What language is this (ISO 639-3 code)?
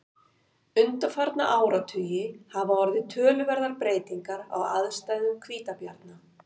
isl